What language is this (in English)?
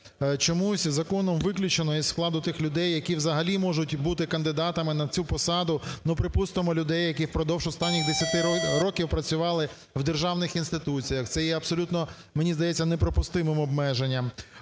Ukrainian